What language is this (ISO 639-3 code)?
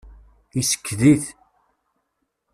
kab